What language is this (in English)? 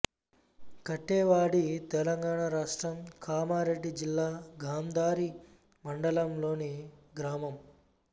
Telugu